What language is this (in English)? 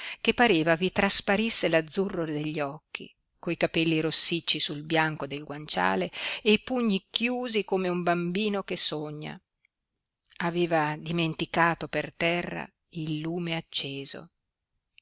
Italian